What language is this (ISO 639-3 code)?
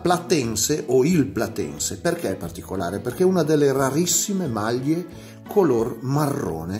ita